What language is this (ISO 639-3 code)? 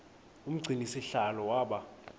xho